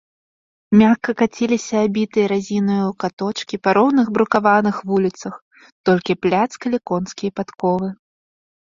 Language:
Belarusian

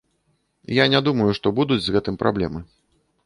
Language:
Belarusian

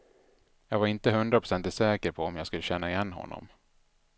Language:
Swedish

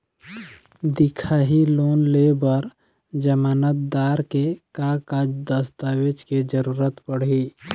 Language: Chhattisgarhi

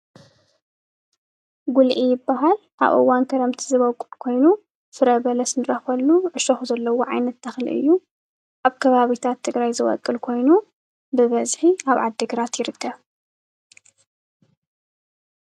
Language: Tigrinya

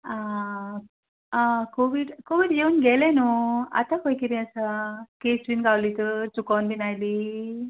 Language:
Konkani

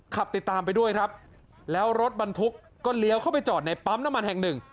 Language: Thai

